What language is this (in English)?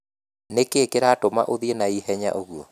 Kikuyu